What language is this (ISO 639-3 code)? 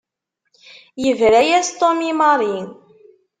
kab